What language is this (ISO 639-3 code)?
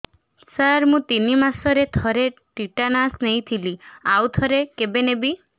ori